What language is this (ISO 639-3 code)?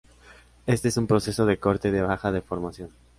spa